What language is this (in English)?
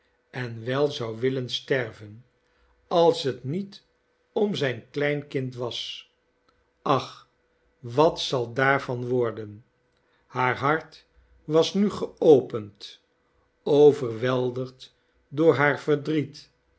Dutch